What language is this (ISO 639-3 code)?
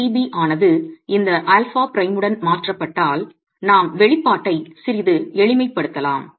tam